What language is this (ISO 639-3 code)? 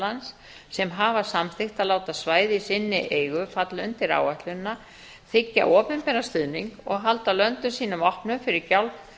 isl